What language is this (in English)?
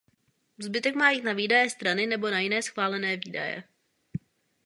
Czech